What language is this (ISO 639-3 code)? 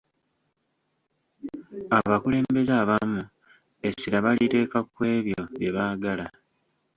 lug